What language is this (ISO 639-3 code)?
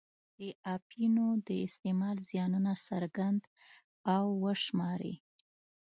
pus